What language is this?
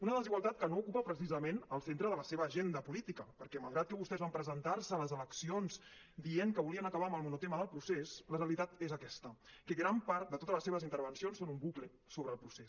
Catalan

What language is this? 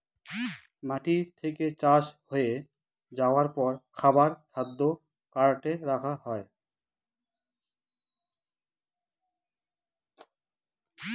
Bangla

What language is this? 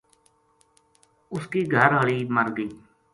Gujari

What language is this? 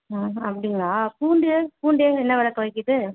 Tamil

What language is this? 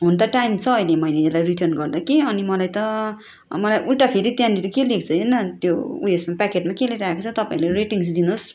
Nepali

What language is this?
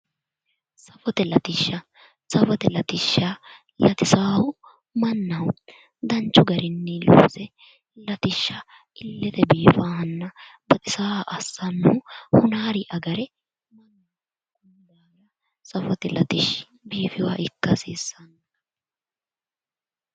Sidamo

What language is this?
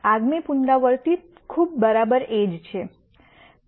Gujarati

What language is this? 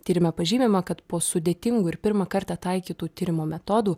Lithuanian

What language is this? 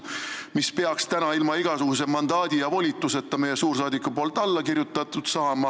Estonian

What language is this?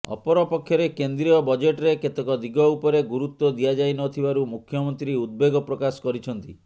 Odia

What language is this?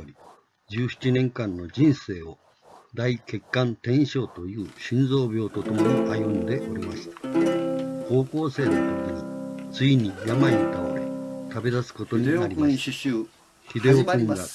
Japanese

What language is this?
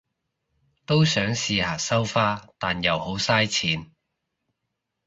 Cantonese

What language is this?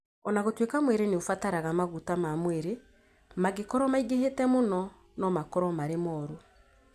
Kikuyu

